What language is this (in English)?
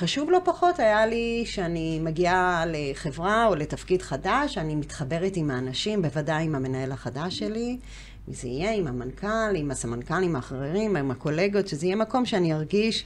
Hebrew